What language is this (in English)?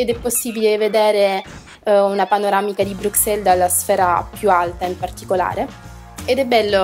Italian